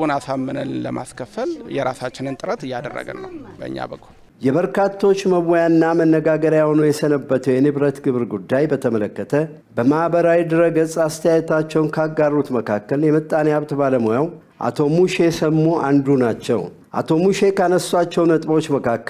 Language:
Arabic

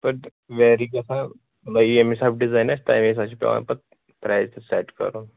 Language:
Kashmiri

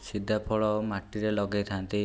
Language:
Odia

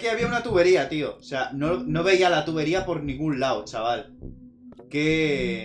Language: Spanish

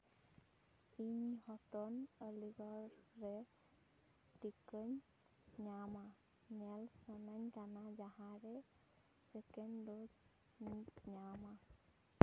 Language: Santali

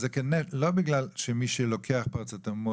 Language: Hebrew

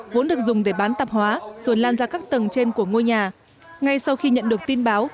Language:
Vietnamese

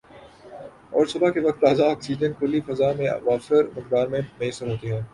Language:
Urdu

